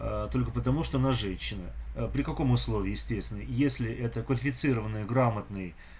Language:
Russian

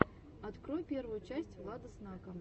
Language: Russian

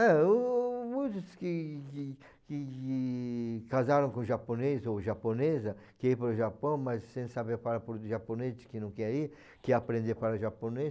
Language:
Portuguese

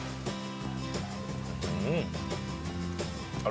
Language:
Thai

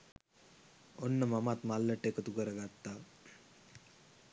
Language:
Sinhala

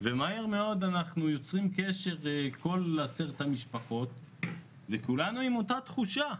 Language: Hebrew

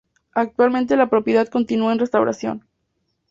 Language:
Spanish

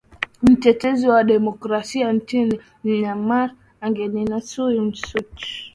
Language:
Swahili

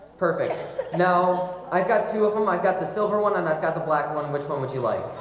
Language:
English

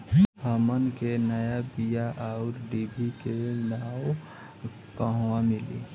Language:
Bhojpuri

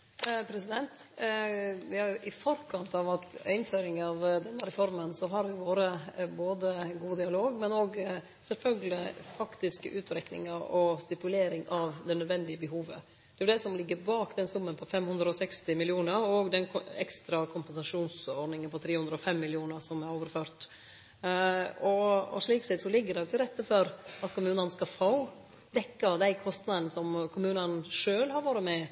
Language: Norwegian Nynorsk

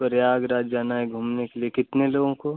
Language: Hindi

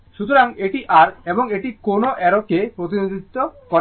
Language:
Bangla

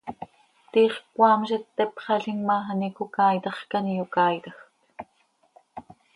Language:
Seri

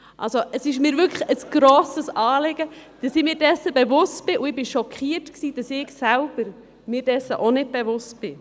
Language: Swiss German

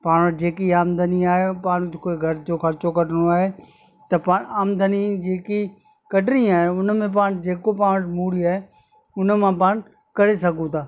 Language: Sindhi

